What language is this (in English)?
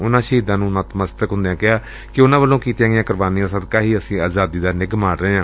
Punjabi